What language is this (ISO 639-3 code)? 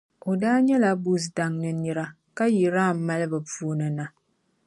dag